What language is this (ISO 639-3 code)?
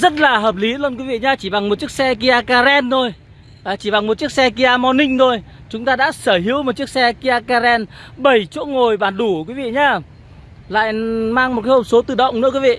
vie